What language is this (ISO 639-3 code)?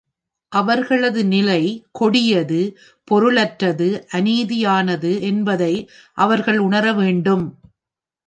tam